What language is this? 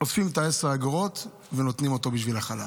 Hebrew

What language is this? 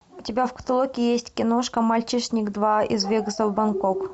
Russian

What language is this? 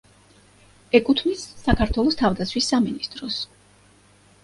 Georgian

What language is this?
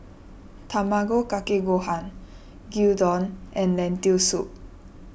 English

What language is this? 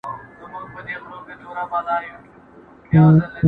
Pashto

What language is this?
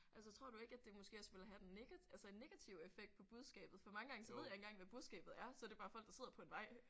Danish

